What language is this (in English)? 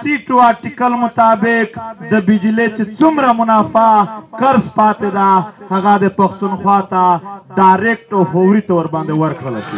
Romanian